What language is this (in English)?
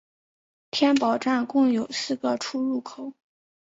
Chinese